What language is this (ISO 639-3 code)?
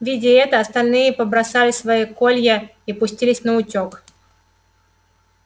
rus